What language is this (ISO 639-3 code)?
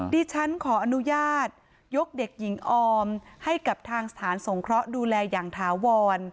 tha